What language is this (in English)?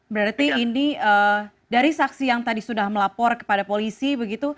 Indonesian